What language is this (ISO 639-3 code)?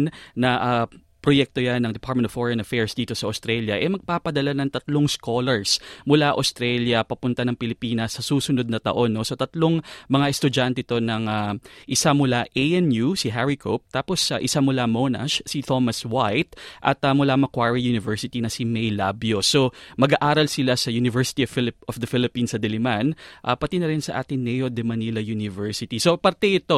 fil